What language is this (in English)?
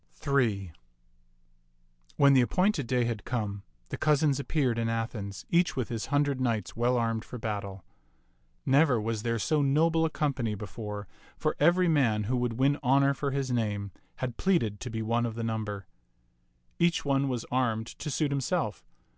English